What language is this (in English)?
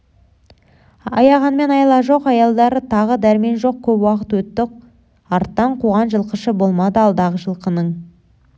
Kazakh